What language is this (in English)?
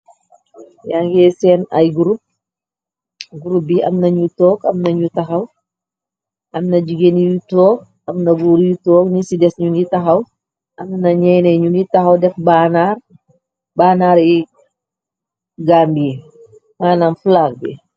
Wolof